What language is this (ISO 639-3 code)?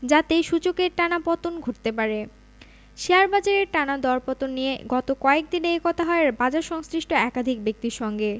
ben